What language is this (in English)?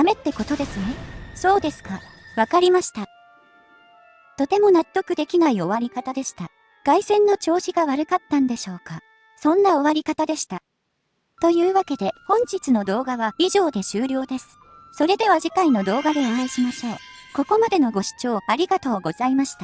Japanese